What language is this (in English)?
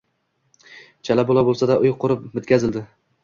Uzbek